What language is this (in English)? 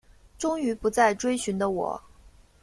Chinese